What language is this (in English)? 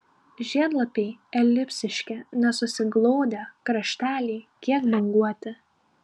Lithuanian